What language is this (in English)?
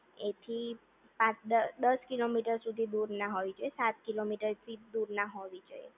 Gujarati